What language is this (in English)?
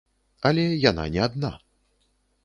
Belarusian